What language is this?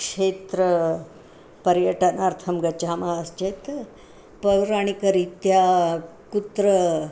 Sanskrit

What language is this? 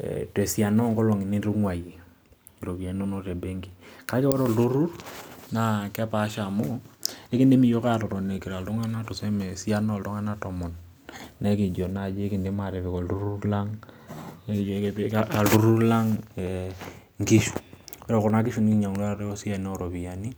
Masai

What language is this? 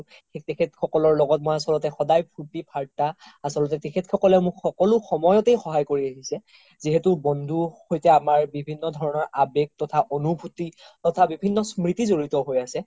Assamese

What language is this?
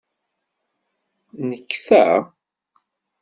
Kabyle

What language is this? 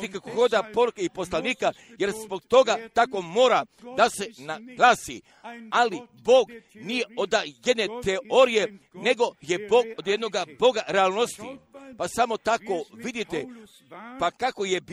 Croatian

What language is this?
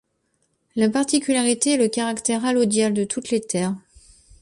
French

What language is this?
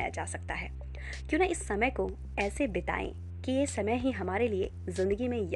Hindi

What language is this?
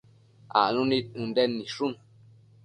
Matsés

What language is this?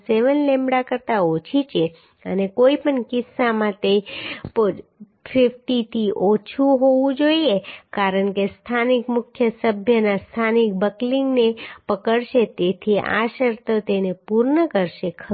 Gujarati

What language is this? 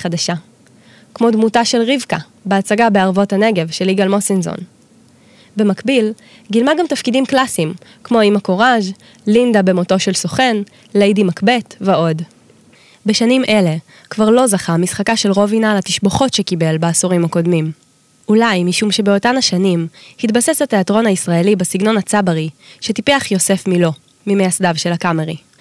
Hebrew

